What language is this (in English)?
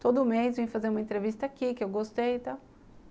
Portuguese